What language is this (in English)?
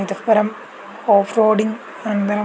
Sanskrit